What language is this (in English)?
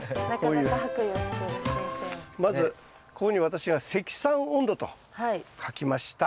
Japanese